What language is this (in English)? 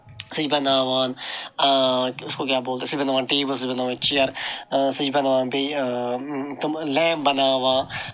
Kashmiri